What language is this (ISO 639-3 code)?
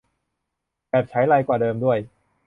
tha